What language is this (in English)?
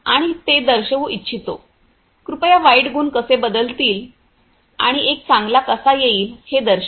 Marathi